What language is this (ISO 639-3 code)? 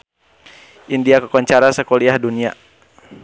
sun